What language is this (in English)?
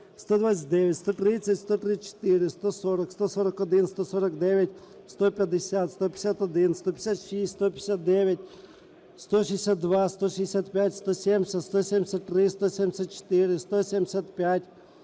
Ukrainian